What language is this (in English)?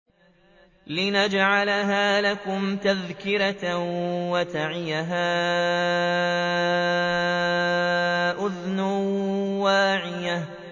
Arabic